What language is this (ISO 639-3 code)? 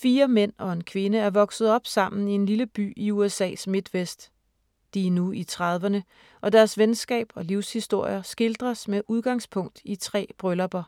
dan